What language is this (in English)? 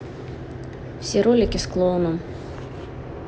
Russian